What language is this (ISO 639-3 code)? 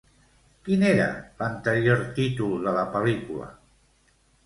cat